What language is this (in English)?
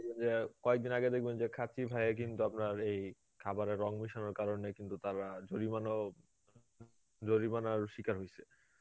Bangla